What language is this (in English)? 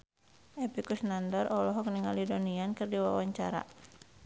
Sundanese